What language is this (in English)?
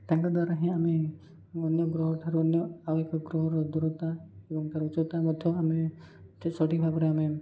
Odia